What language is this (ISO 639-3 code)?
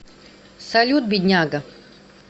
rus